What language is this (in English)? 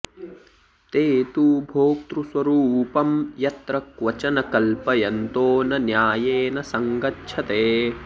Sanskrit